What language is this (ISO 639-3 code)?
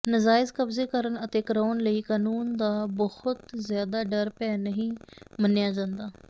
pan